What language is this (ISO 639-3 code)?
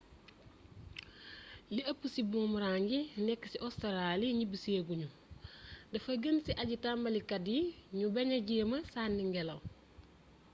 wol